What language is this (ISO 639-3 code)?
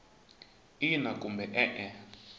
tso